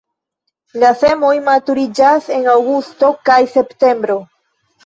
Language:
Esperanto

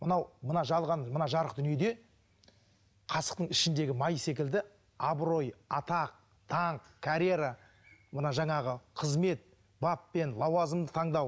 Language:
Kazakh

